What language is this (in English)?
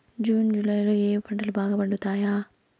Telugu